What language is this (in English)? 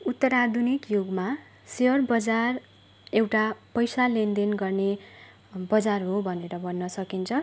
Nepali